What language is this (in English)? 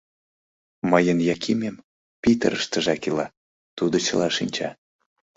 Mari